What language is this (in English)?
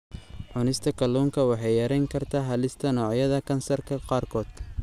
Somali